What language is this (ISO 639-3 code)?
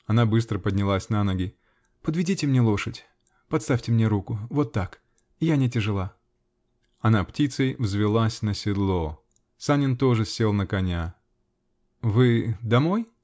rus